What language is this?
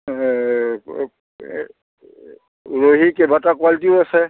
Assamese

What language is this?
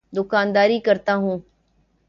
Urdu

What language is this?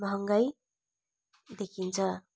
Nepali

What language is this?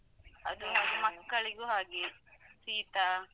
Kannada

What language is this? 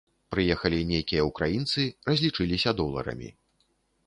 Belarusian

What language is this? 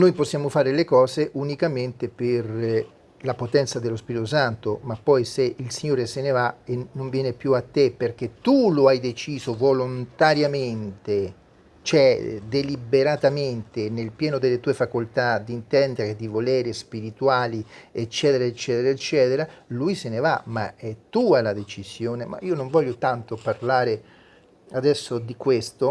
Italian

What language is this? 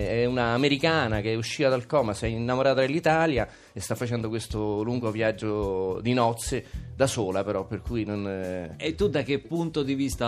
Italian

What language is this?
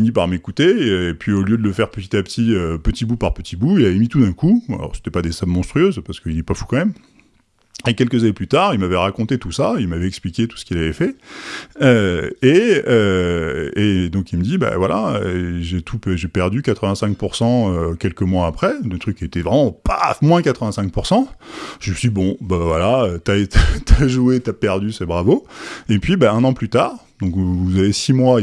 French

